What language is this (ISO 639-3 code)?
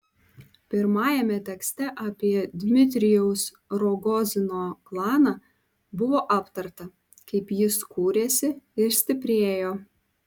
lit